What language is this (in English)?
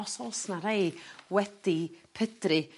Welsh